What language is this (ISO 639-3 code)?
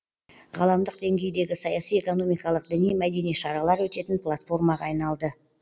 kaz